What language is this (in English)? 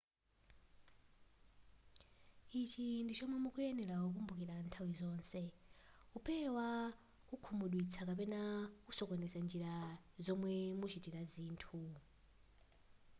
Nyanja